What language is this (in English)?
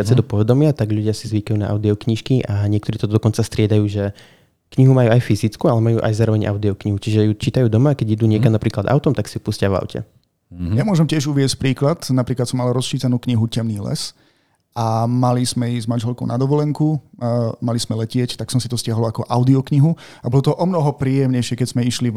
Slovak